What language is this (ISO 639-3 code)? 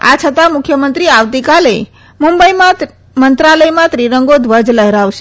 guj